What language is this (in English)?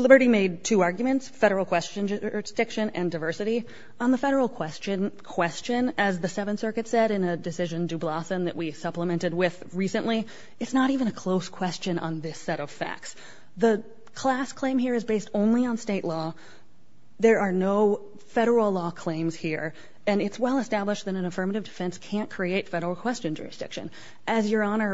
English